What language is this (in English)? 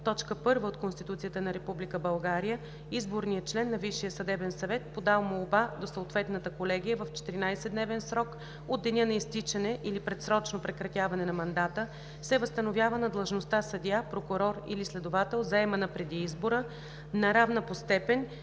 Bulgarian